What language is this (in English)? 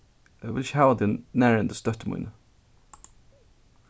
Faroese